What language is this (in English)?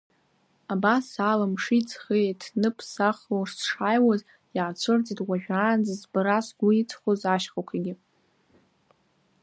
Abkhazian